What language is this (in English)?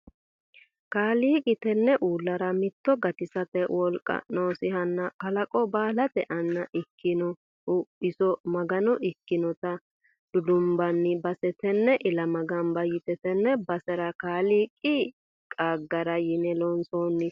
Sidamo